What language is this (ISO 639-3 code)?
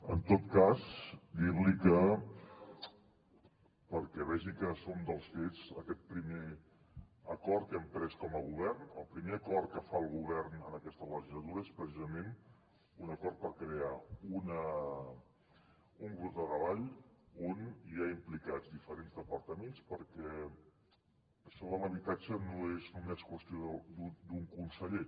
cat